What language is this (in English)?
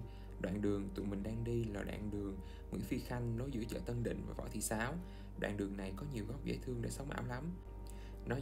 Vietnamese